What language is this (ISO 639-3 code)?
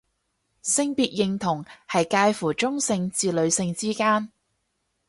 yue